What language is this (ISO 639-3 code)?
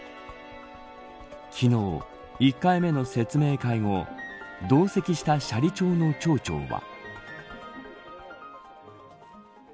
jpn